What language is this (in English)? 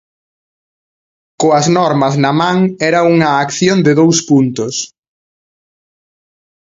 Galician